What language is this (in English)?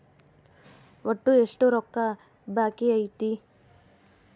Kannada